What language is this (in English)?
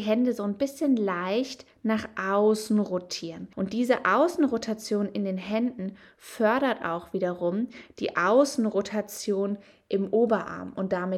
German